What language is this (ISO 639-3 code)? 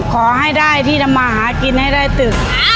tha